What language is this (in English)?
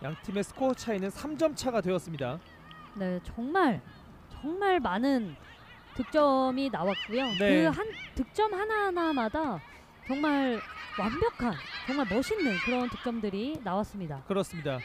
Korean